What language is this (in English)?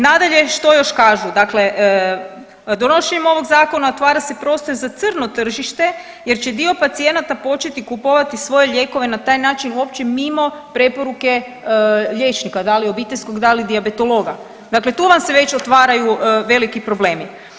Croatian